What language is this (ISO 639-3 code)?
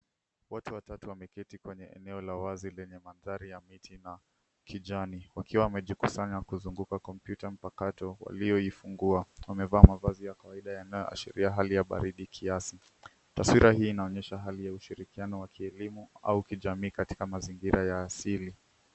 swa